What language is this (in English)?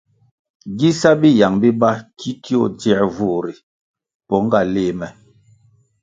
Kwasio